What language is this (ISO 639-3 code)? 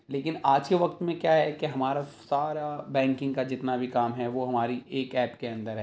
urd